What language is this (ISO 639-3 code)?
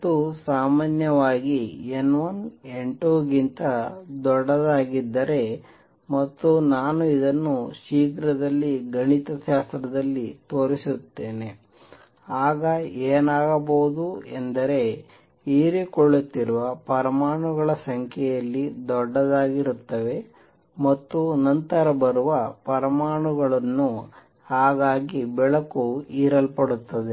kan